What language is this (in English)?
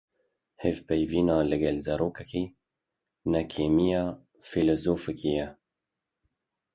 Kurdish